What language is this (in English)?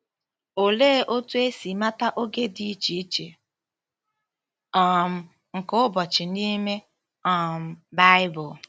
Igbo